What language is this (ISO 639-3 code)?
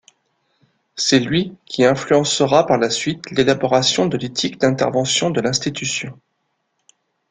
fra